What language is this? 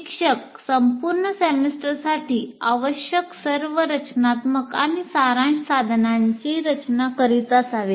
Marathi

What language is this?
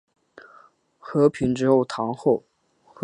Chinese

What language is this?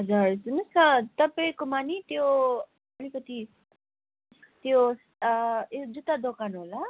Nepali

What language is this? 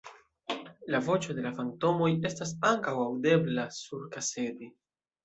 Esperanto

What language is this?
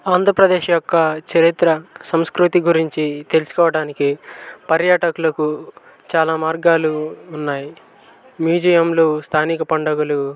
Telugu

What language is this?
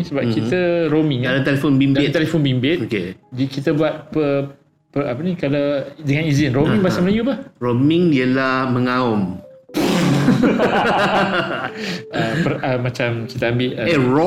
Malay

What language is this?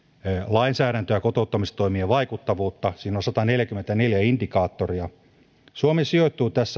Finnish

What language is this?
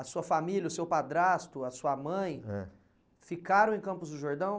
Portuguese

